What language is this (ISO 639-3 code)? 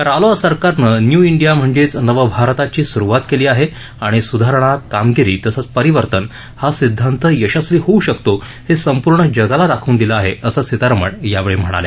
mar